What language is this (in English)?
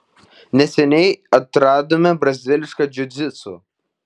Lithuanian